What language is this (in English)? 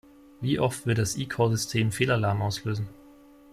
German